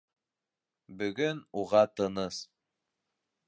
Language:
Bashkir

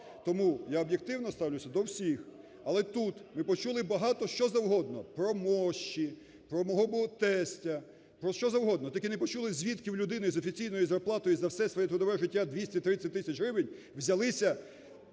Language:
Ukrainian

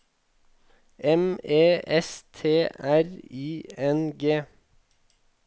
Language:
Norwegian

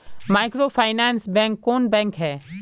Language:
Magahi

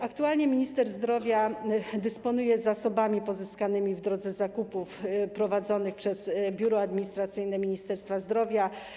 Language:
Polish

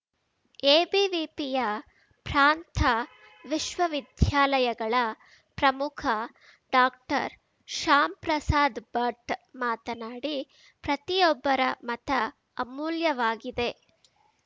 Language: Kannada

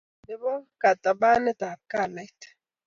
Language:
Kalenjin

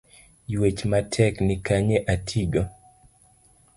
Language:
Luo (Kenya and Tanzania)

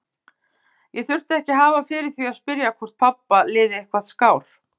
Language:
Icelandic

